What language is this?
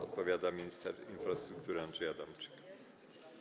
Polish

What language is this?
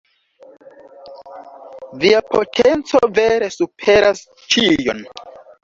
Esperanto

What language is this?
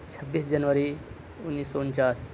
Urdu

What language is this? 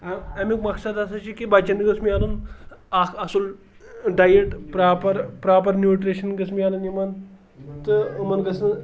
Kashmiri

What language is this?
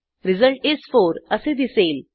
Marathi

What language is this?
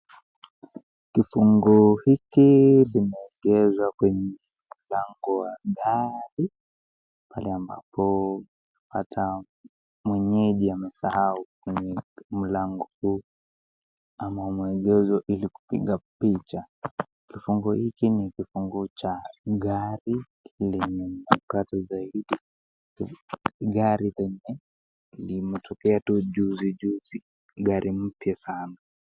Swahili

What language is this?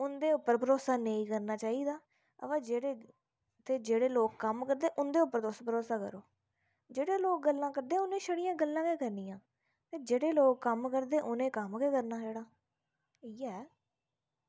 Dogri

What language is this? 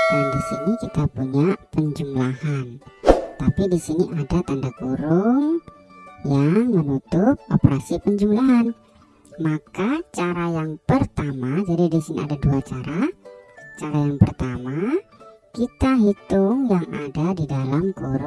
Indonesian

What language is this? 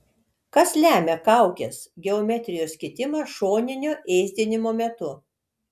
Lithuanian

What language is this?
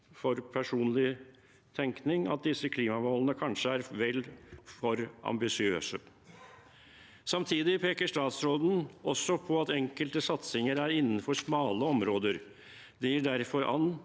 Norwegian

